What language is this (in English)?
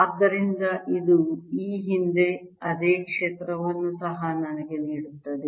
Kannada